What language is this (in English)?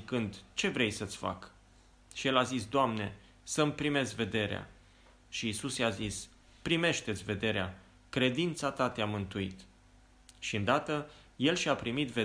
Romanian